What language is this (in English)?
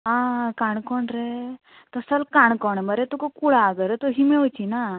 Konkani